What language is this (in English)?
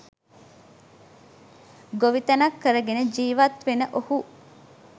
Sinhala